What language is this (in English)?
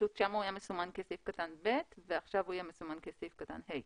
Hebrew